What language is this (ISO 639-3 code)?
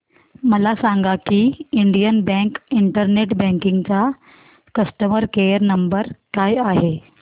mar